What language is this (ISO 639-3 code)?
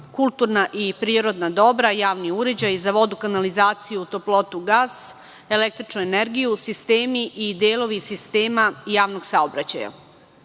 srp